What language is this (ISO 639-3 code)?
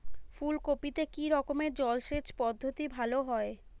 ben